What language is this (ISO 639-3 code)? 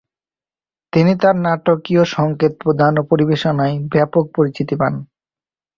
ben